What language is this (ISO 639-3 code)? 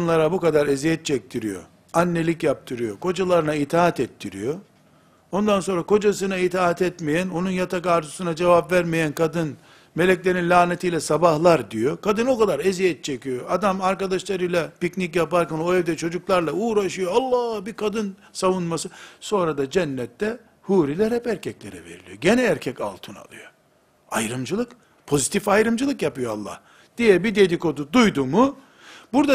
tur